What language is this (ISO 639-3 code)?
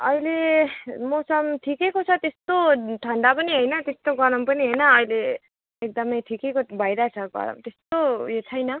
nep